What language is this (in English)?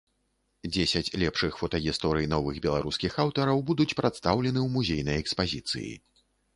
Belarusian